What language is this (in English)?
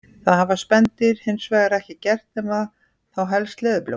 Icelandic